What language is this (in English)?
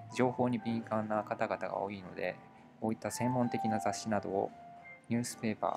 Japanese